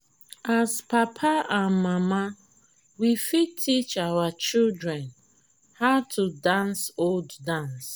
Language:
Nigerian Pidgin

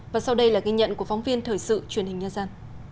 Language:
Vietnamese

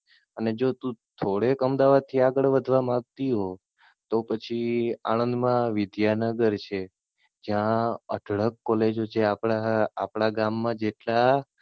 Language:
Gujarati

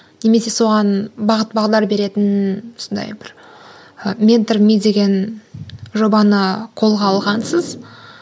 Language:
Kazakh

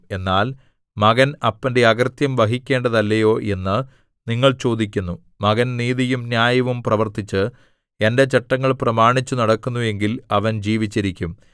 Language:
Malayalam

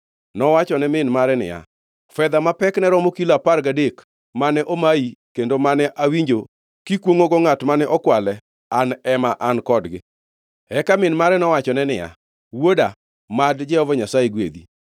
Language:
Luo (Kenya and Tanzania)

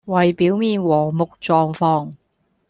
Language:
Cantonese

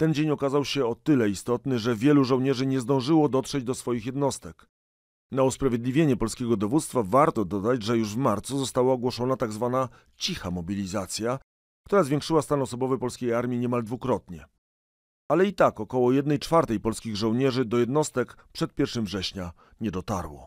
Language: Polish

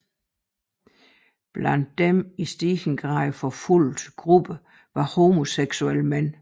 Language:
Danish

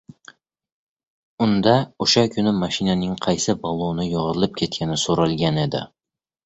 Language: Uzbek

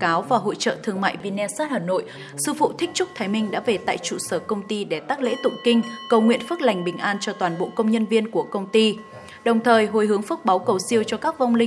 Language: Vietnamese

